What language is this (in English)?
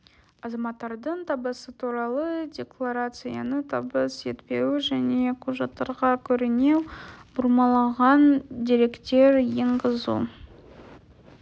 Kazakh